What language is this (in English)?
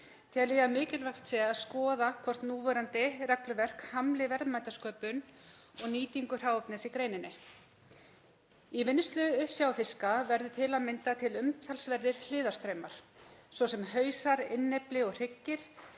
Icelandic